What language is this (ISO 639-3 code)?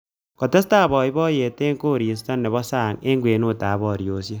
kln